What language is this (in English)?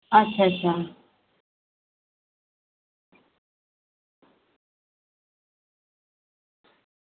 Dogri